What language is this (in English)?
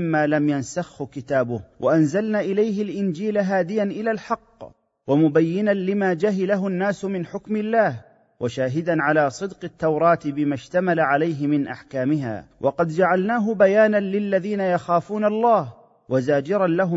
Arabic